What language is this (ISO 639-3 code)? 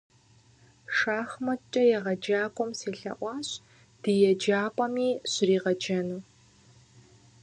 kbd